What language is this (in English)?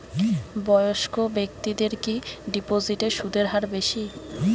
Bangla